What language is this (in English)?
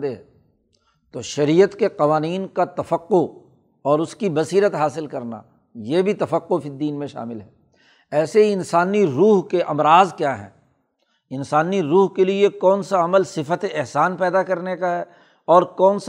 Urdu